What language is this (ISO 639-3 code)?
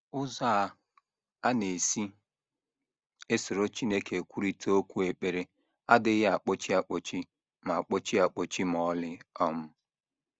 ibo